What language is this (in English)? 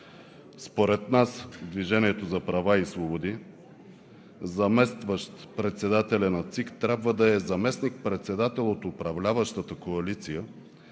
Bulgarian